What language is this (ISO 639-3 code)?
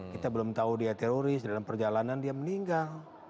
ind